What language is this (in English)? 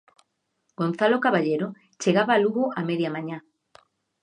Galician